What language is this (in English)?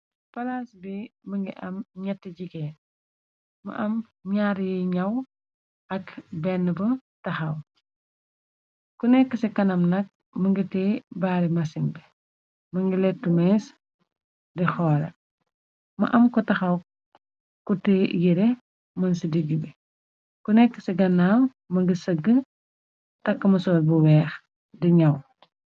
Wolof